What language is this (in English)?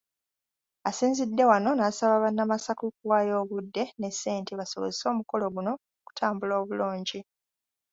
Ganda